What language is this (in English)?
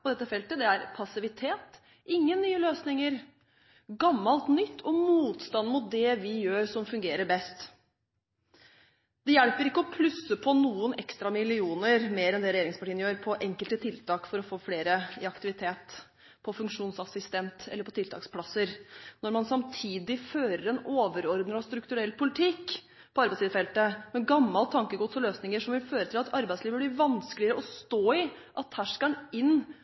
Norwegian Bokmål